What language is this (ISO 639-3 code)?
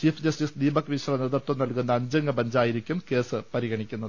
mal